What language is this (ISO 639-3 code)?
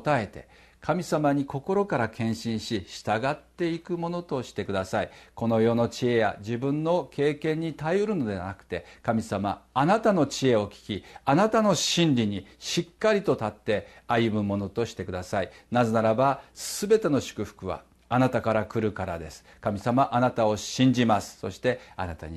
jpn